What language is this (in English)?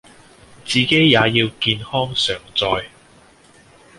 Cantonese